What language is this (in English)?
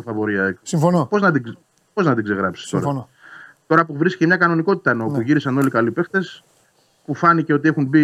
Greek